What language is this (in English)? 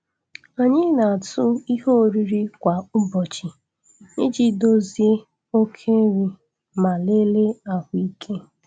Igbo